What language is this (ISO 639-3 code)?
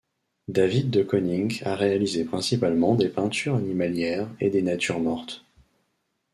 fra